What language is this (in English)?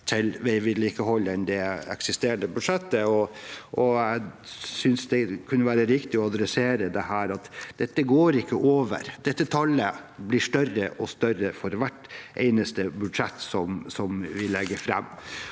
Norwegian